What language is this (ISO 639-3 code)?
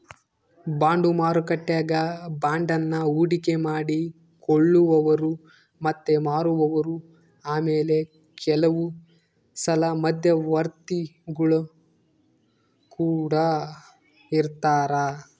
kan